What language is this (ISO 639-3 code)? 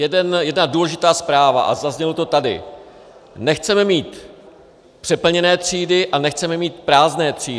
ces